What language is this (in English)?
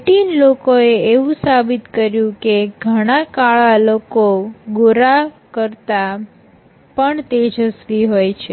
Gujarati